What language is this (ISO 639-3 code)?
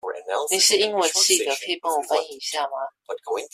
zho